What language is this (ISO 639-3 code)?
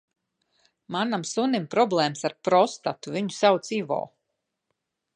lav